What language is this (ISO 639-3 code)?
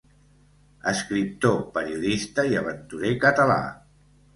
cat